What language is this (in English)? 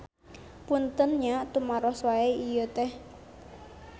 Sundanese